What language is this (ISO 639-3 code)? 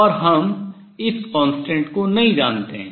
hin